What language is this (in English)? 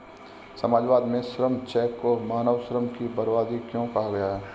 Hindi